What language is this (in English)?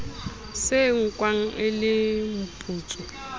Southern Sotho